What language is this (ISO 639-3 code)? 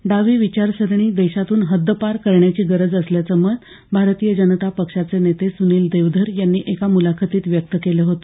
mar